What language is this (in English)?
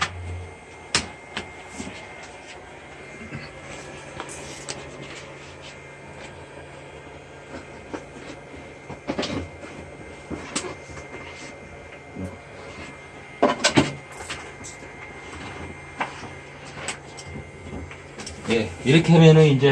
Korean